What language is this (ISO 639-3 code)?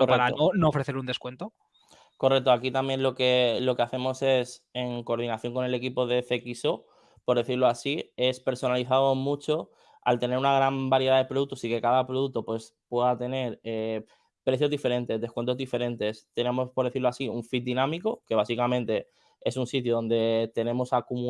spa